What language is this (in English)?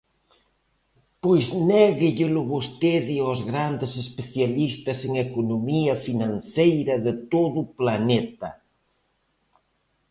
Galician